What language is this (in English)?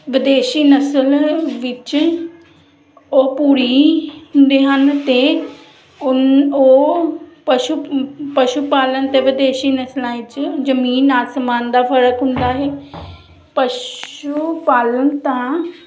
Punjabi